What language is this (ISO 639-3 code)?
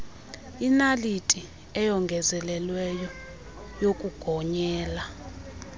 xho